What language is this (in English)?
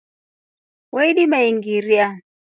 Rombo